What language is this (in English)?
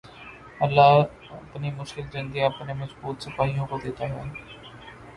Urdu